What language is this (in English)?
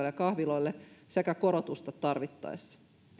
Finnish